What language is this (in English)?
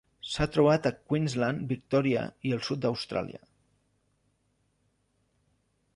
Catalan